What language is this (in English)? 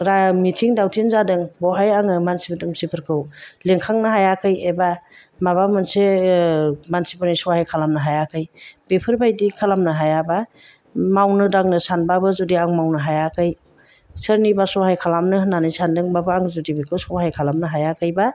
Bodo